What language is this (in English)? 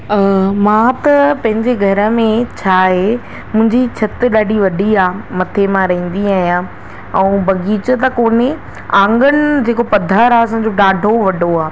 Sindhi